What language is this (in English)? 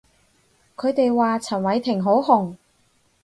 Cantonese